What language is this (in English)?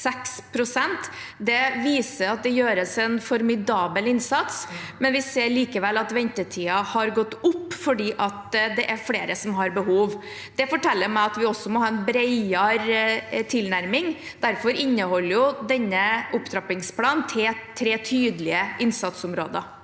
Norwegian